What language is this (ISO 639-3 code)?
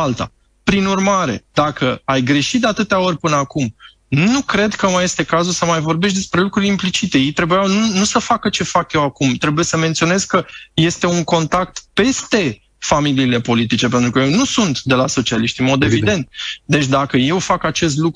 ron